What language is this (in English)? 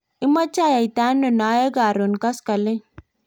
Kalenjin